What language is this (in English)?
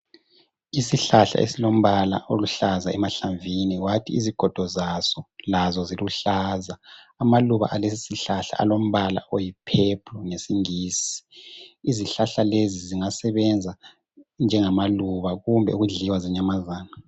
North Ndebele